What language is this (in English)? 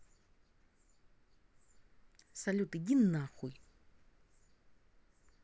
Russian